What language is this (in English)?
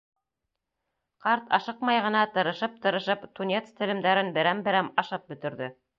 Bashkir